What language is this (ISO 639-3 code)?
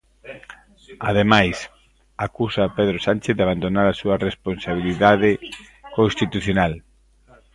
glg